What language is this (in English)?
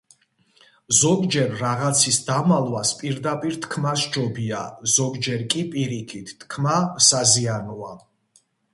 Georgian